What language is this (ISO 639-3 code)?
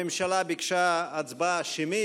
heb